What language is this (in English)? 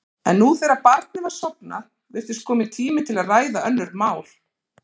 Icelandic